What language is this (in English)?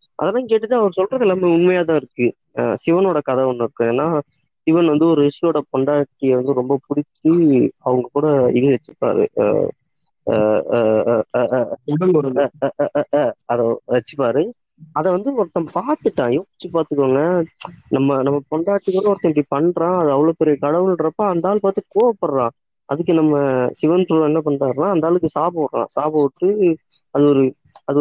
Tamil